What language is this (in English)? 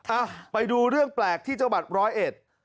Thai